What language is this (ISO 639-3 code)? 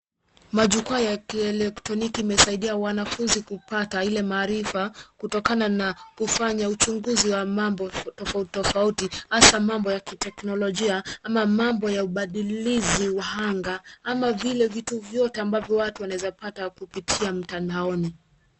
swa